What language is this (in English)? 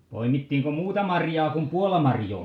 Finnish